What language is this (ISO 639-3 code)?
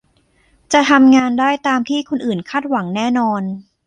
tha